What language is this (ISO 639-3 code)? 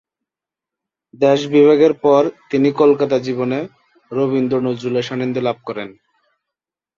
ben